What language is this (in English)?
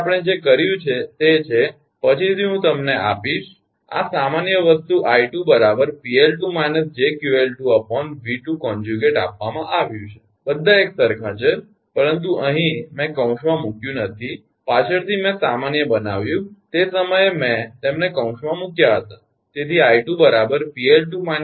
Gujarati